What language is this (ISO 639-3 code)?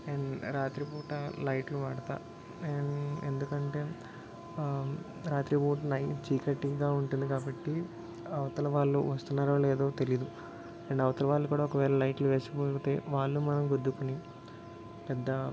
tel